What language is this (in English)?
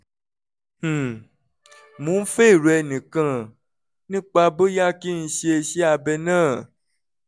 Yoruba